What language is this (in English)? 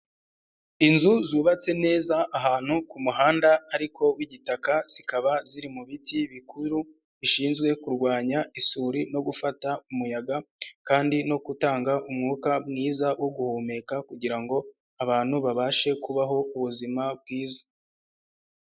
Kinyarwanda